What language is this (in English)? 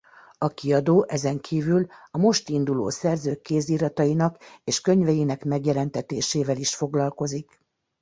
Hungarian